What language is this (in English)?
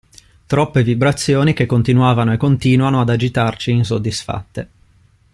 Italian